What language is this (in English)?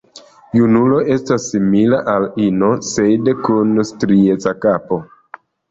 Esperanto